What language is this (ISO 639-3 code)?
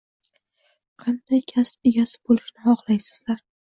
uzb